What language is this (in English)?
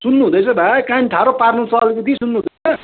Nepali